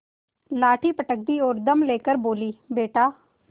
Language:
Hindi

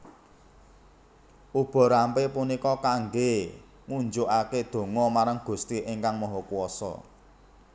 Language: Javanese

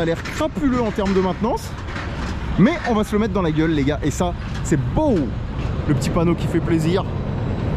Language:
French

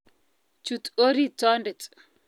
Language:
Kalenjin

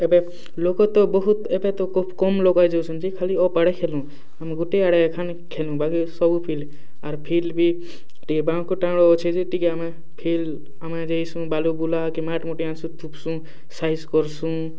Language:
Odia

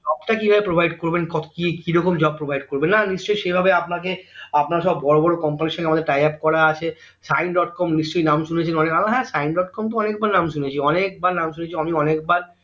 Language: Bangla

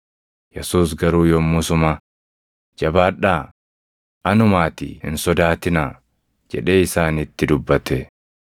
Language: Oromo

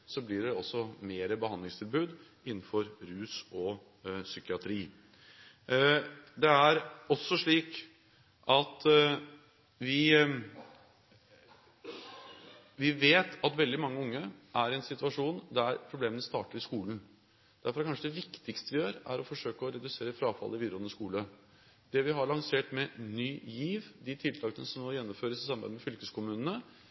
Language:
Norwegian Bokmål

